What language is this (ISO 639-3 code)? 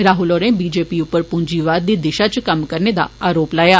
doi